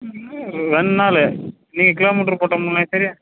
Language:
Tamil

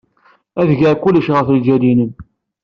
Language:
Kabyle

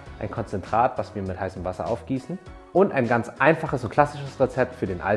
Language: German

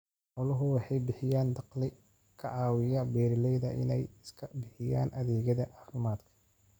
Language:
Somali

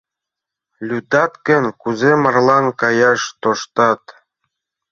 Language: Mari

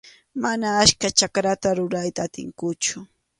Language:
Arequipa-La Unión Quechua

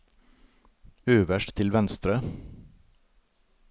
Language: Norwegian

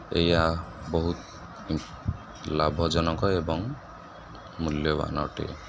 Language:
Odia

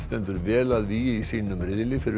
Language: Icelandic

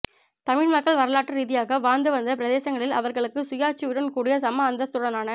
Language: Tamil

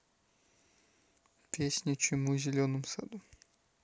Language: Russian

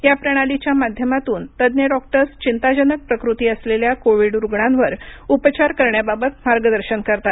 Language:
Marathi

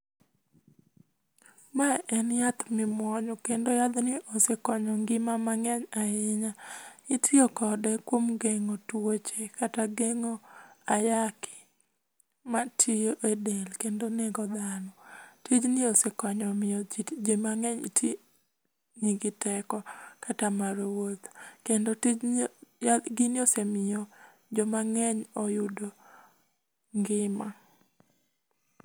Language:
Luo (Kenya and Tanzania)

